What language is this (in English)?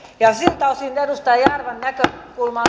Finnish